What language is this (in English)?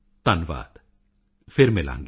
Punjabi